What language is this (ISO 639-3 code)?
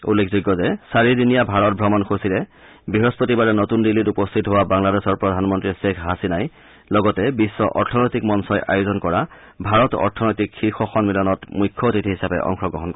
asm